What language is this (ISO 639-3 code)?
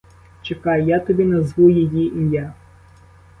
ukr